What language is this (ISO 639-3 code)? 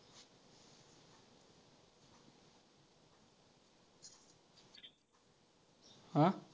mar